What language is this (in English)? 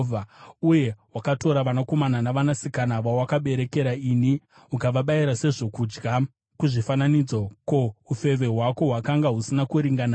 Shona